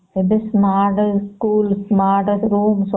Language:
Odia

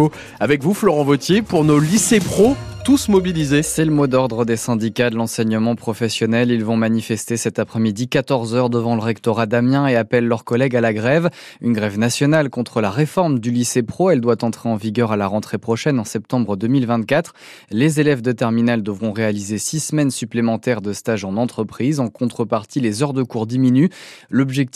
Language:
French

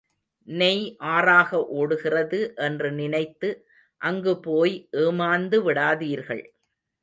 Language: Tamil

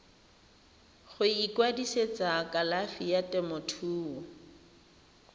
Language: Tswana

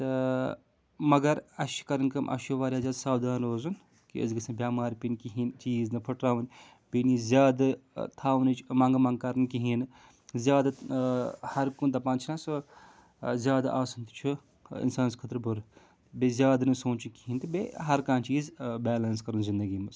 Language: Kashmiri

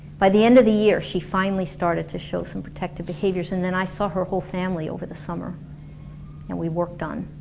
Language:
English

